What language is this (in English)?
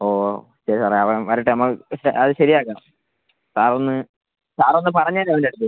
Malayalam